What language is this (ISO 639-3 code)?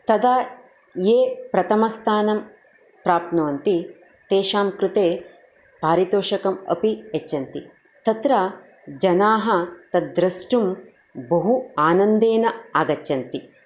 san